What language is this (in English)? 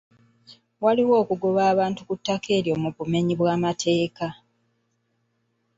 Ganda